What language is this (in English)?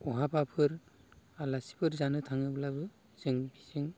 Bodo